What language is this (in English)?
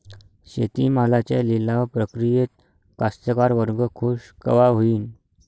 Marathi